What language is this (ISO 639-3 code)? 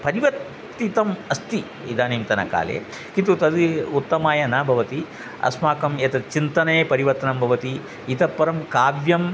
san